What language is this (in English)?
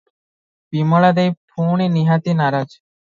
Odia